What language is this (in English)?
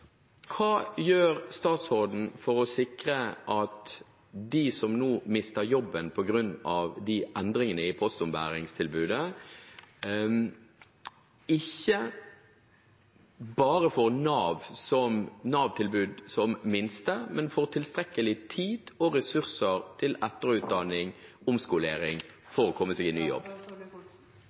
Norwegian Bokmål